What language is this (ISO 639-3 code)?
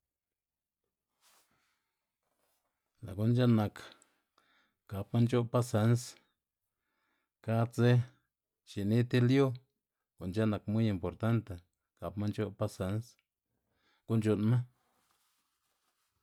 ztg